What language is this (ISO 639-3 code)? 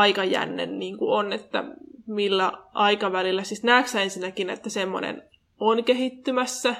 fin